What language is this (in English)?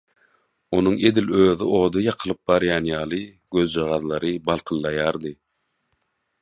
Turkmen